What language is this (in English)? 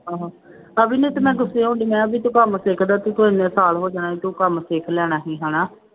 Punjabi